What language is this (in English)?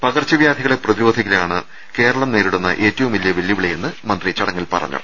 Malayalam